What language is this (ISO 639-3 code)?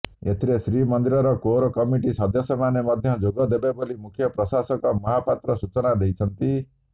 ori